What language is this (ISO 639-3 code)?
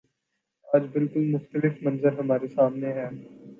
urd